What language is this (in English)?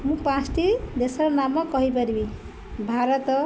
Odia